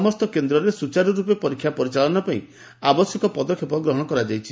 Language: Odia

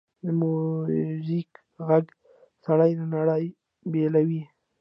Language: Pashto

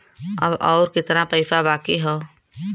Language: Bhojpuri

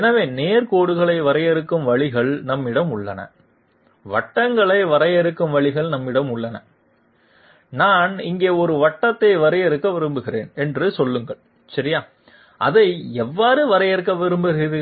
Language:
Tamil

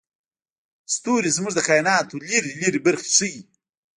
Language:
Pashto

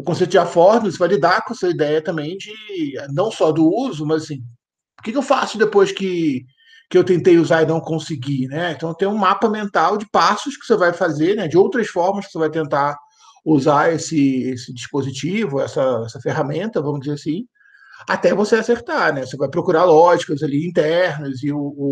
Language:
Portuguese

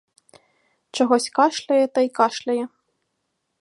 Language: Ukrainian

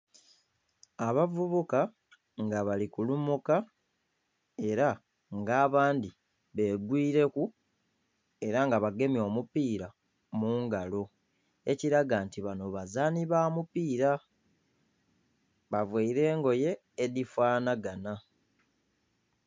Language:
Soga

